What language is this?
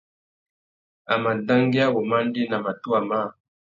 Tuki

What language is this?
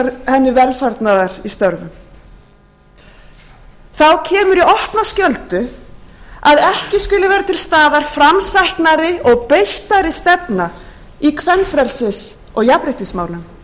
Icelandic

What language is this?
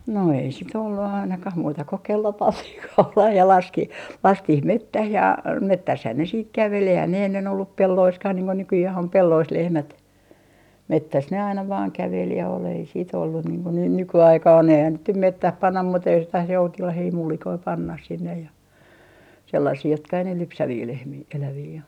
Finnish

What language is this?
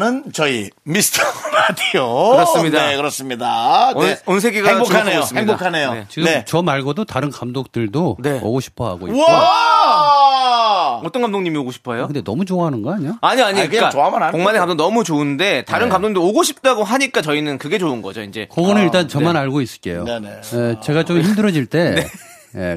Korean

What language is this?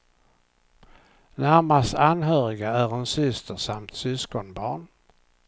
Swedish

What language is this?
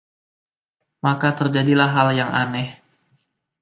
Indonesian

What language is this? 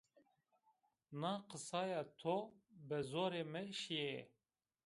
Zaza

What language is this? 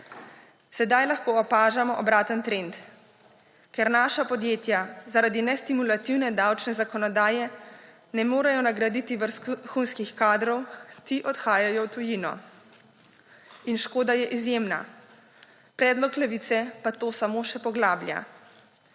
Slovenian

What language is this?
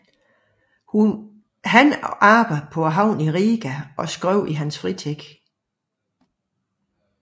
Danish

